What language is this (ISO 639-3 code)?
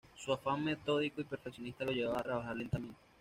spa